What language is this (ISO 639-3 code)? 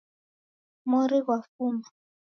dav